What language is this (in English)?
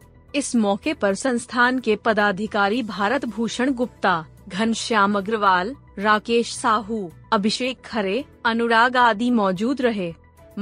Hindi